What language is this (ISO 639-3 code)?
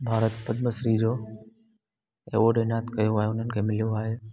snd